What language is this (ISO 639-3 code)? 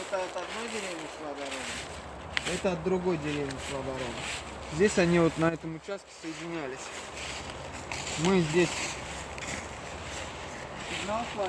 rus